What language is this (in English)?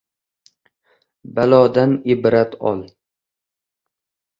Uzbek